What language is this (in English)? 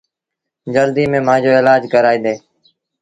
Sindhi Bhil